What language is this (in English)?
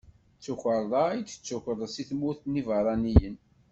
Kabyle